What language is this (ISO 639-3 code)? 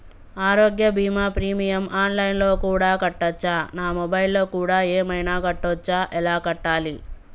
tel